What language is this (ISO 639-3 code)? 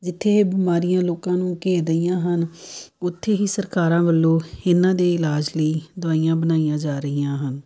pan